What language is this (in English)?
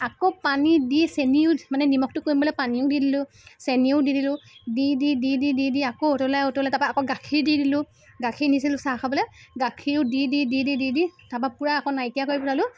Assamese